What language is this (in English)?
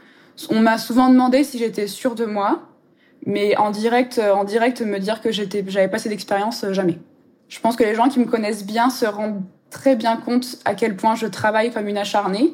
French